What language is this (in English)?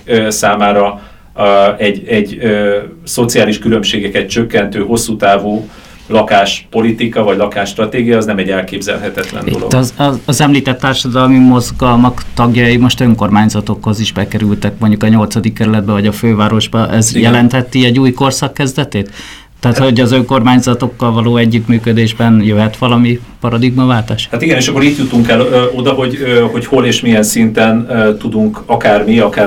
Hungarian